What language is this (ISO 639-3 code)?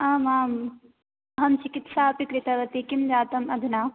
san